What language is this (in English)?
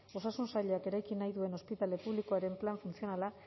Basque